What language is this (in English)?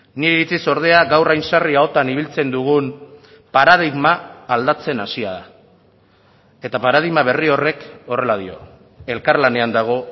Basque